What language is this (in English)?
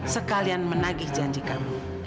Indonesian